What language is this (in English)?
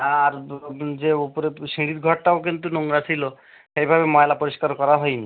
Bangla